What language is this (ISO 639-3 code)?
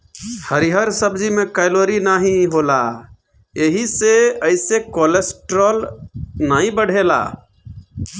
bho